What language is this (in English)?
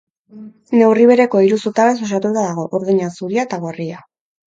Basque